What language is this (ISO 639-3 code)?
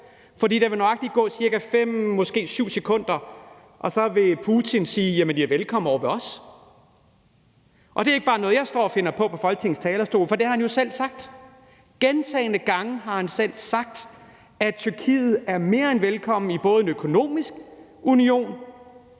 dan